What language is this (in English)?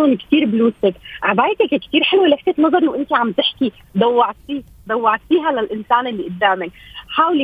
Arabic